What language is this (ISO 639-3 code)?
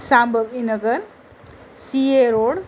mar